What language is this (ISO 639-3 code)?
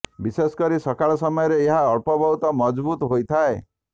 ori